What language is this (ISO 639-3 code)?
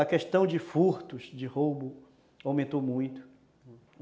por